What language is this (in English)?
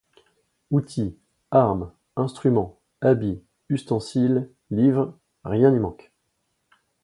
French